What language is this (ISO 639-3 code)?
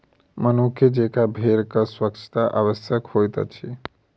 mai